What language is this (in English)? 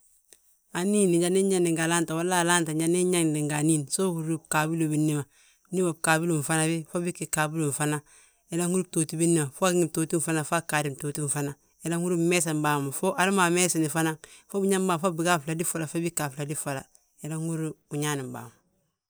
Balanta-Ganja